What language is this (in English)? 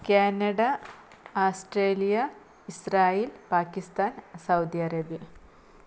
Malayalam